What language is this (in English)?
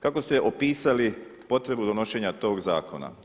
Croatian